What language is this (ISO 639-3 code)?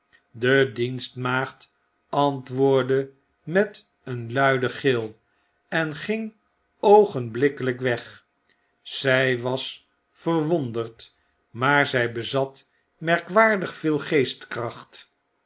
nld